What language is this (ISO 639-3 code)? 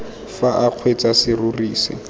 tsn